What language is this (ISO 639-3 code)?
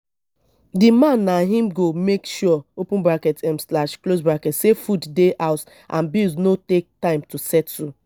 pcm